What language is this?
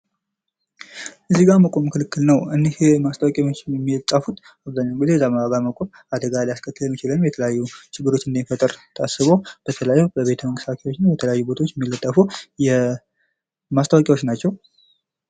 Amharic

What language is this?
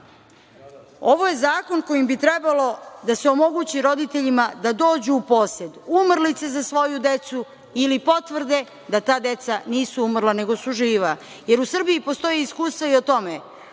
Serbian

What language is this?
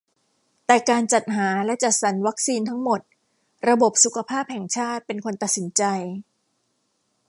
Thai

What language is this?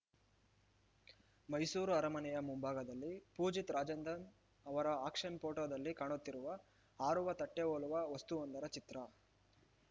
Kannada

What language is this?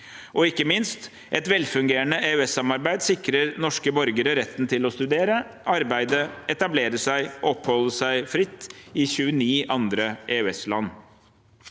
Norwegian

